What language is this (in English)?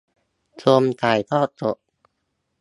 Thai